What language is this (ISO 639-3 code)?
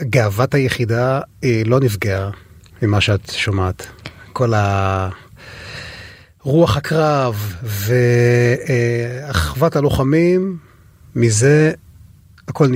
heb